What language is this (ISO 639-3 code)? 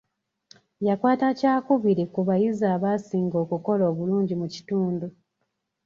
lug